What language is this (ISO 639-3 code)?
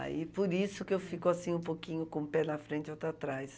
por